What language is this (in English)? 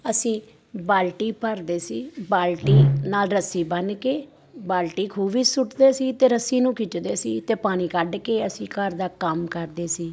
Punjabi